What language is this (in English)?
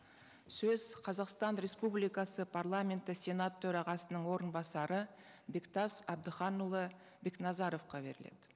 Kazakh